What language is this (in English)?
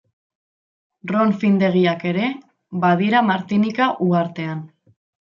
Basque